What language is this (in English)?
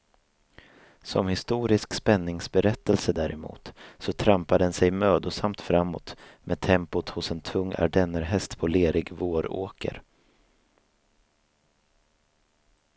Swedish